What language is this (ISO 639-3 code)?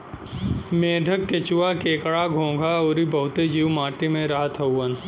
bho